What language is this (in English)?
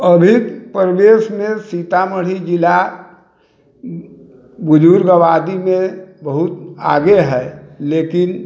Maithili